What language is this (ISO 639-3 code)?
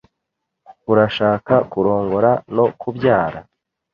kin